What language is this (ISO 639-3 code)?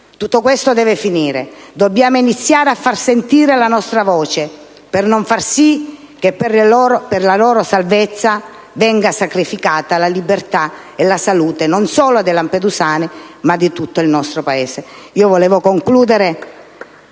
ita